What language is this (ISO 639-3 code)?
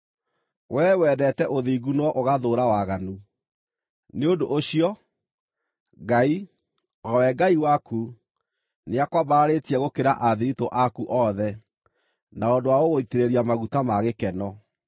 kik